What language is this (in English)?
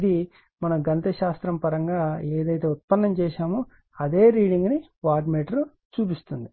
Telugu